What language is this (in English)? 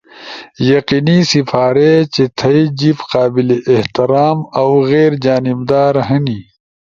Ushojo